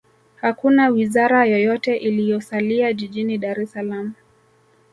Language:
Swahili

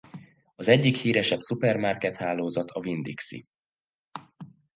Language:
Hungarian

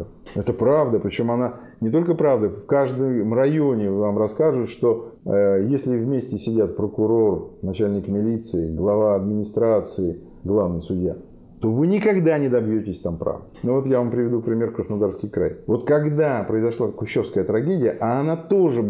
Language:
Russian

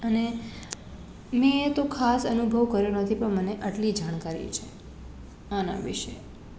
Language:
Gujarati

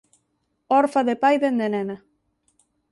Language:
Galician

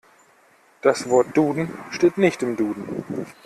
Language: German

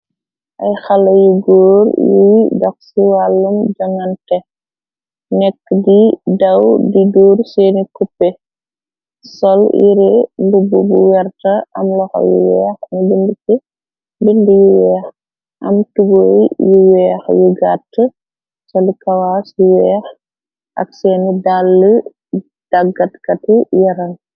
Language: Wolof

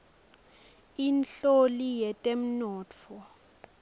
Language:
Swati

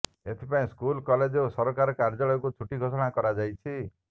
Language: Odia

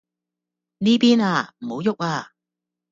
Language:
Cantonese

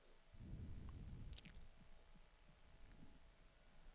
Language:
Swedish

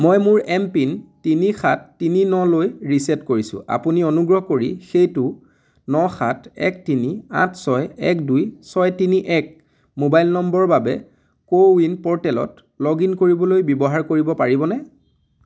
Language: Assamese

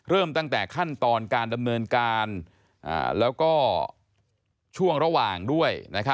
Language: Thai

